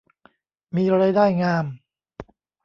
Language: Thai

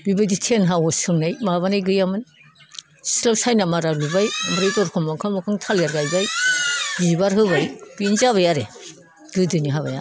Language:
Bodo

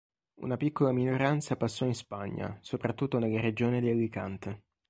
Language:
Italian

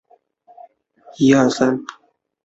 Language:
Chinese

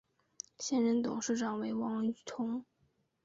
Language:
Chinese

